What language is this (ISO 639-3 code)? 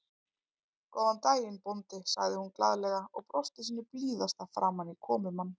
isl